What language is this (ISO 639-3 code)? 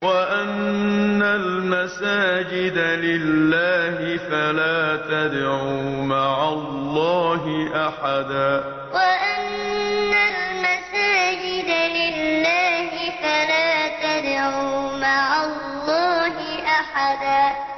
ara